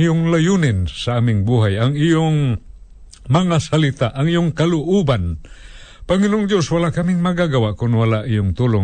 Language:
Filipino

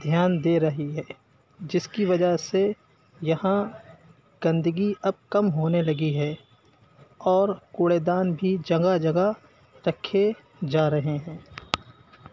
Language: Urdu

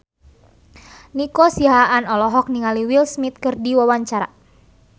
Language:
Sundanese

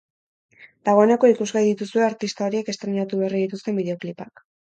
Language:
Basque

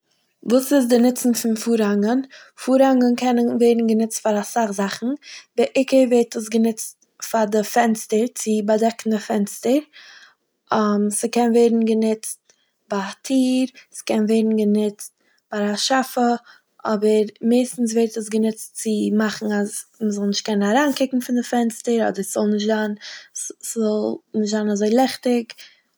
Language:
Yiddish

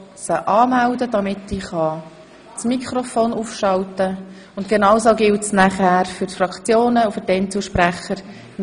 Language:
Swiss German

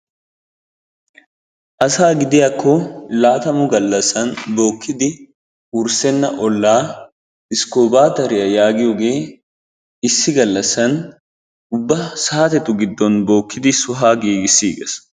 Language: Wolaytta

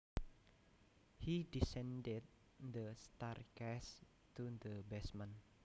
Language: Javanese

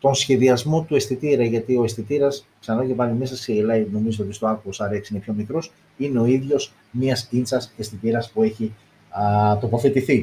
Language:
Greek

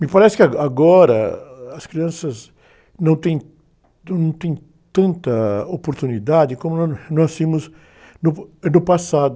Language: Portuguese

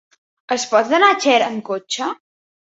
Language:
Catalan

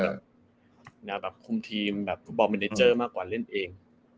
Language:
Thai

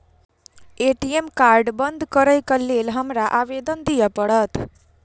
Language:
Maithili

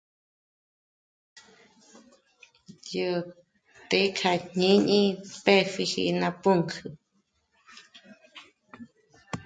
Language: Michoacán Mazahua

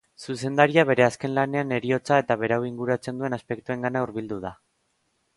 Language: Basque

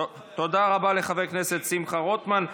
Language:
Hebrew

